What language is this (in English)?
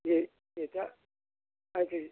Assamese